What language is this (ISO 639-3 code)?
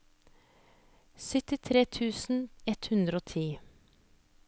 nor